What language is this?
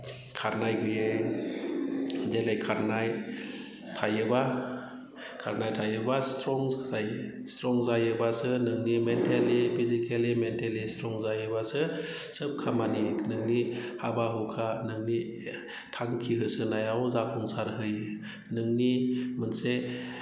Bodo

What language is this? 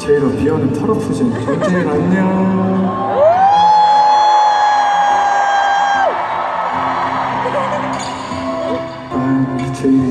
Korean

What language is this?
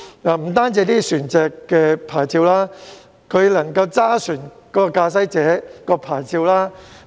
Cantonese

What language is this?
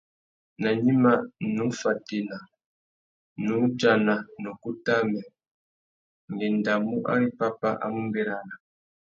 Tuki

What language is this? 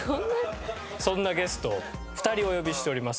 Japanese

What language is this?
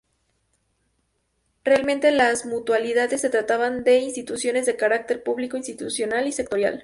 Spanish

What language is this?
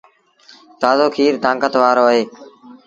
Sindhi Bhil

